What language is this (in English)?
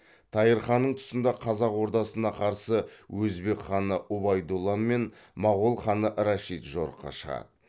Kazakh